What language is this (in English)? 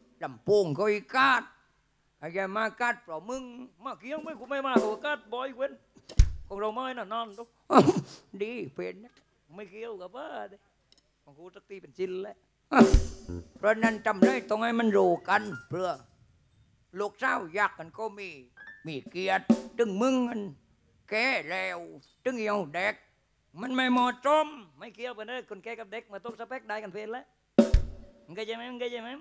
Thai